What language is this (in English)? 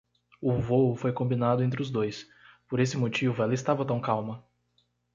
Portuguese